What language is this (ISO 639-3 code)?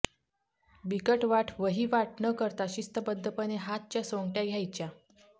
mar